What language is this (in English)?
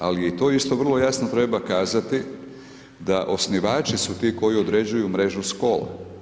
Croatian